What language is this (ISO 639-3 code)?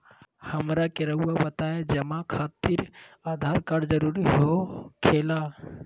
mag